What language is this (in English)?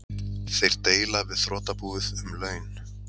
Icelandic